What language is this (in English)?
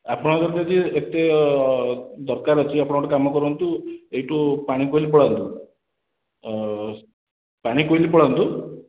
Odia